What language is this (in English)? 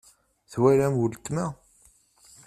Kabyle